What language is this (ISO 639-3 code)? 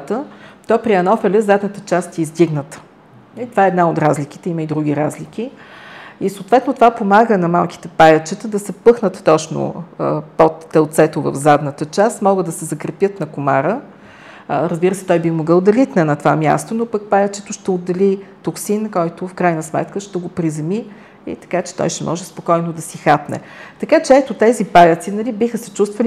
bul